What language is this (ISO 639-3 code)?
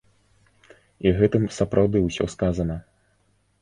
bel